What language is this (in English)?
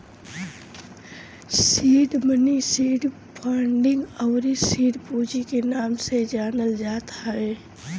Bhojpuri